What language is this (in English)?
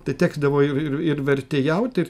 Lithuanian